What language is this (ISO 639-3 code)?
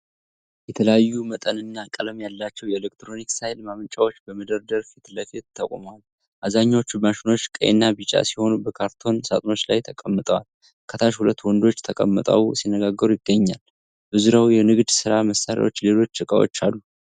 amh